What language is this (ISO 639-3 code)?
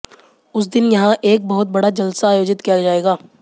hin